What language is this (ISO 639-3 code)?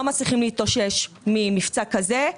heb